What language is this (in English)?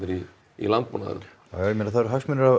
Icelandic